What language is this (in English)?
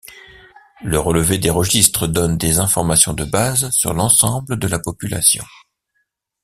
French